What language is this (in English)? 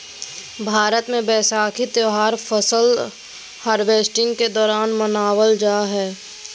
Magahi